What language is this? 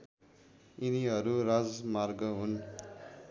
Nepali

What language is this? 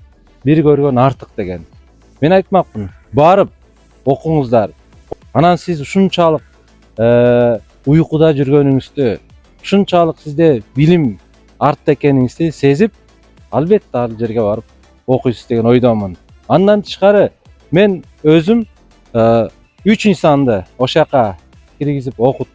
Turkish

